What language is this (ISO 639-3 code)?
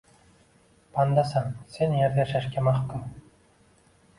uzb